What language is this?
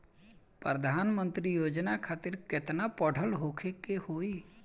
Bhojpuri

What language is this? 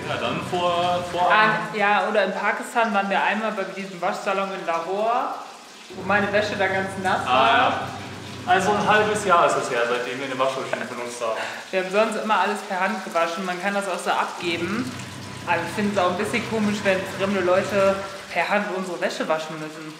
German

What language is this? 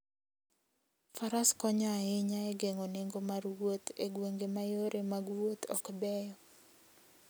Luo (Kenya and Tanzania)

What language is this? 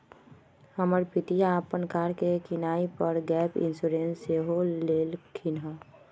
Magahi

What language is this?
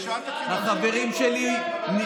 Hebrew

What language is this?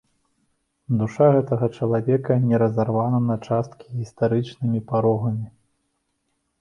Belarusian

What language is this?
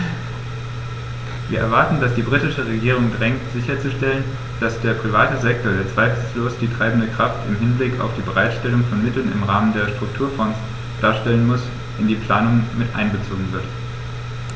German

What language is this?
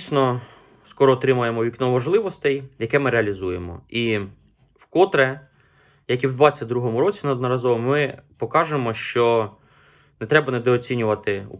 Ukrainian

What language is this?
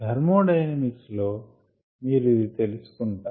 Telugu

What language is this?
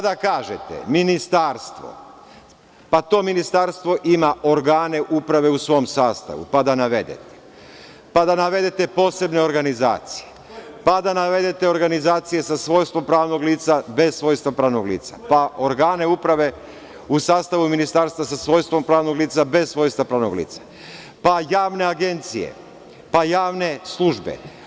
Serbian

